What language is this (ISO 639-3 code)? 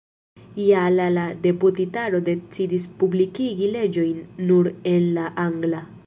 epo